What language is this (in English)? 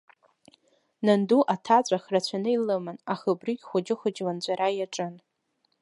Abkhazian